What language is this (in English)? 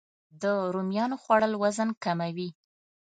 Pashto